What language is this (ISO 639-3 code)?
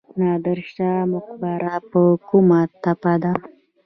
pus